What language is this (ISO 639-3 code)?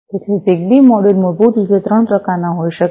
guj